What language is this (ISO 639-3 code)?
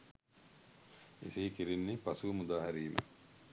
sin